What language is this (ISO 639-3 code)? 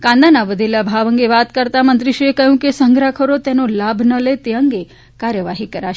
guj